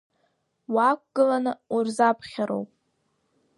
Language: Abkhazian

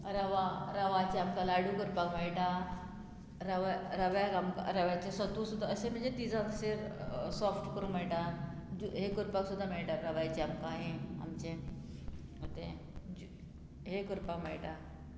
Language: Konkani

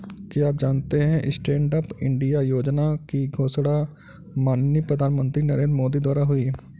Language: Hindi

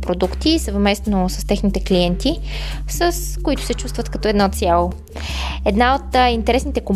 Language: Bulgarian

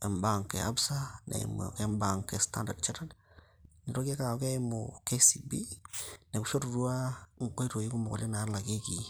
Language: Masai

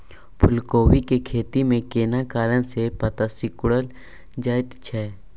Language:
Maithili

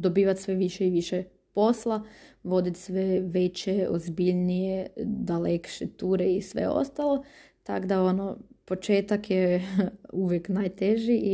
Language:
Croatian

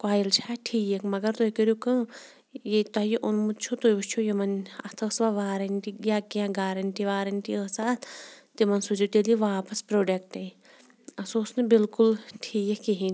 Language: Kashmiri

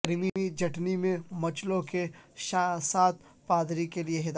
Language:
Urdu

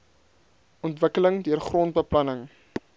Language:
Afrikaans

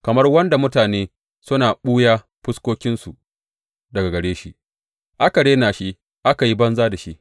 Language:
Hausa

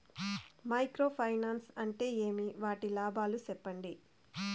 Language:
Telugu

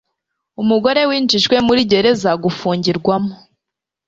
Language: Kinyarwanda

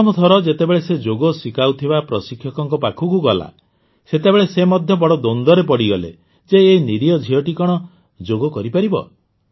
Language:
Odia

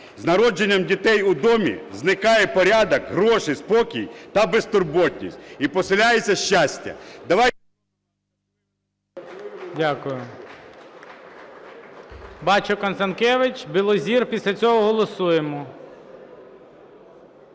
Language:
Ukrainian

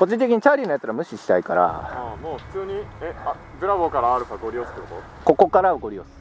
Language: Japanese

